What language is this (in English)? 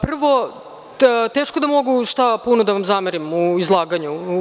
Serbian